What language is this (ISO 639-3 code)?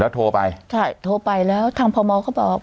tha